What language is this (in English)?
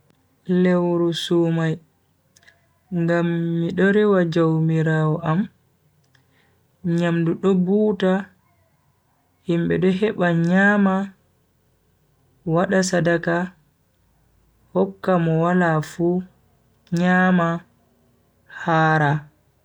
Bagirmi Fulfulde